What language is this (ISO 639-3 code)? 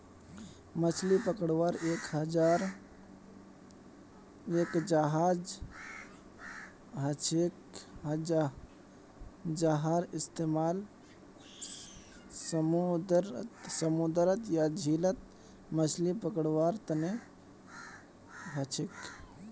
mag